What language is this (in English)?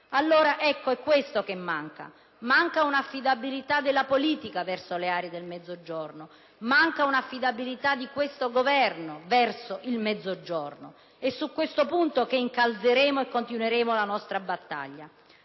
Italian